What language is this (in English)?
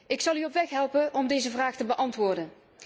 Dutch